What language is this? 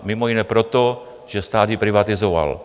Czech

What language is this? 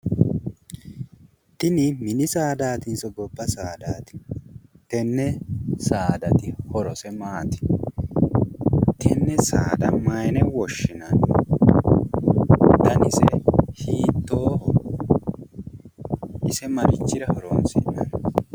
Sidamo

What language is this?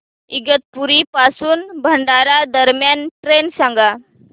Marathi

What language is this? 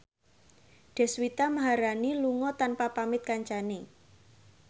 Javanese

